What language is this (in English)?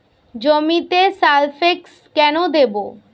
Bangla